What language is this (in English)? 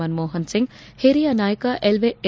Kannada